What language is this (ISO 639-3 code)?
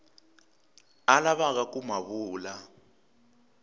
tso